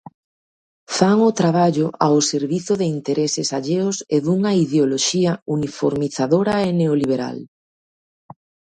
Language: Galician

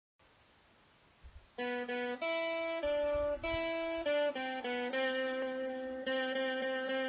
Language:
Turkish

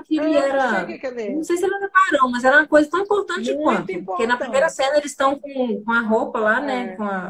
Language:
Portuguese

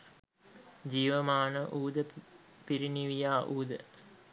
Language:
Sinhala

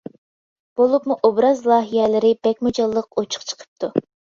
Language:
Uyghur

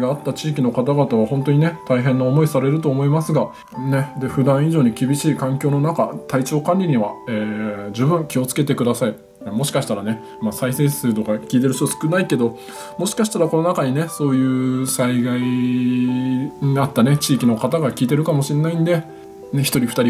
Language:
Japanese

